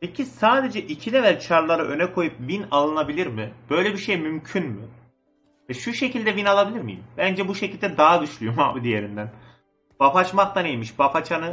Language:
Turkish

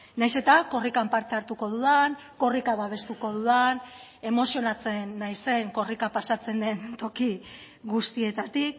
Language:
Basque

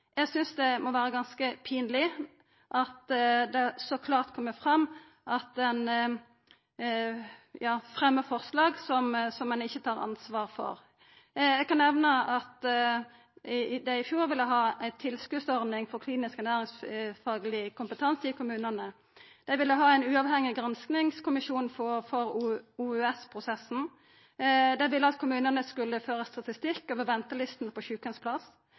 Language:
Norwegian Nynorsk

